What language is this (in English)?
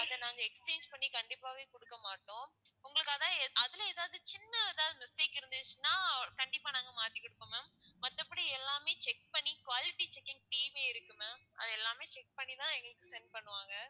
Tamil